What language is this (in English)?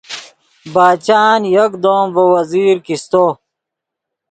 Yidgha